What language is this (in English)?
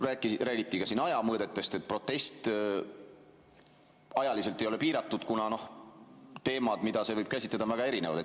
Estonian